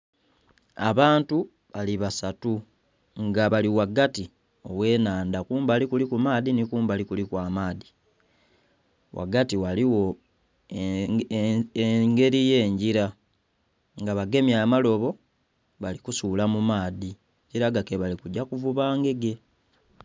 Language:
Soga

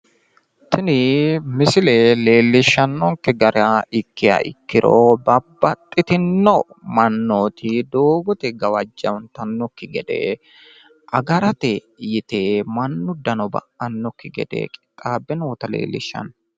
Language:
Sidamo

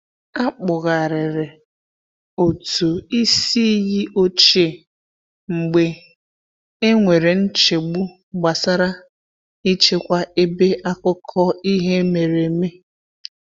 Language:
Igbo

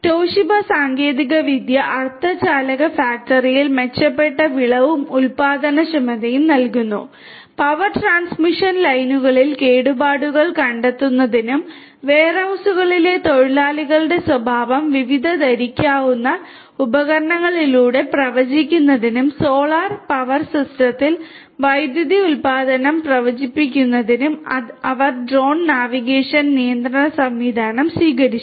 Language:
Malayalam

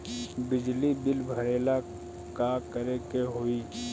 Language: Bhojpuri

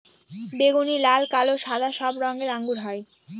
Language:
Bangla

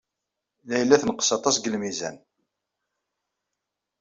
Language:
Kabyle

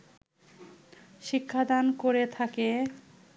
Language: Bangla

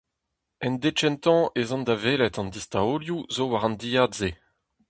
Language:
Breton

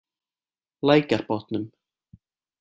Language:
Icelandic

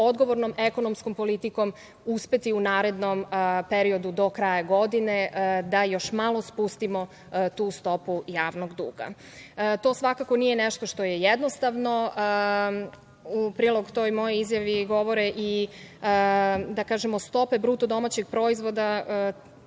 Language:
Serbian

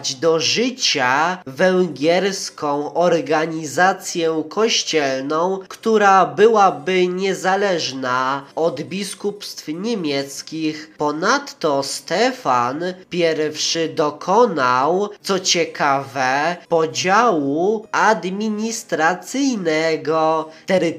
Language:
Polish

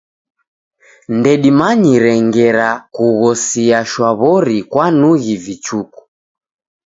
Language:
Taita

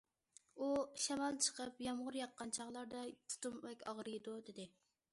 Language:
Uyghur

